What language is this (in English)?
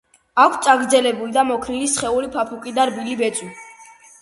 Georgian